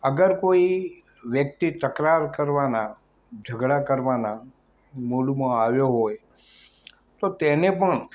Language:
Gujarati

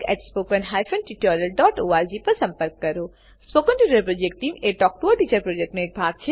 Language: Gujarati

